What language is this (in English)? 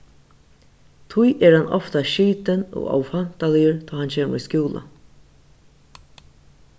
Faroese